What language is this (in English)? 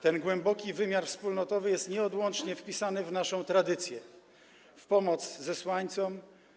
Polish